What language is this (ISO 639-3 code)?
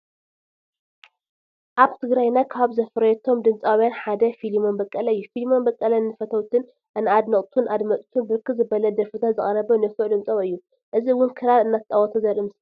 tir